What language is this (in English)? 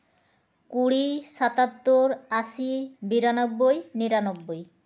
Santali